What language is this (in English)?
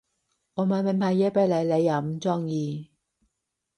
Cantonese